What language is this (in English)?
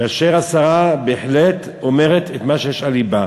Hebrew